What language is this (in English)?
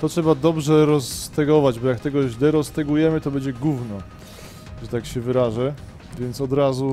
Polish